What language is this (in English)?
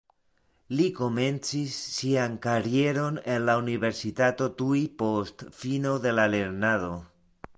Esperanto